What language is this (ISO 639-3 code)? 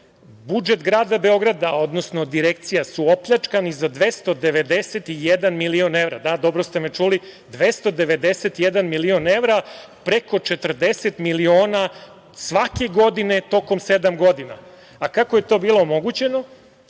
srp